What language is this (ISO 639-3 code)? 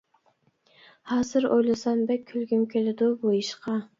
uig